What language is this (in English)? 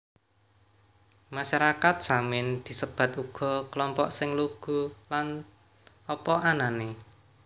Javanese